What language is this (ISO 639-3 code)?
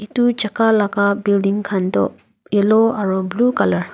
nag